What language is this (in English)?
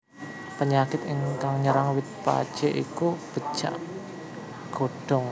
Javanese